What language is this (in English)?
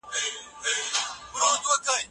Pashto